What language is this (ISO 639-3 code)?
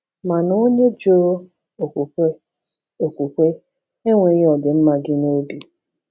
ibo